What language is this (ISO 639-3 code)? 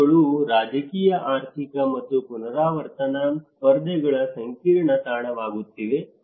kan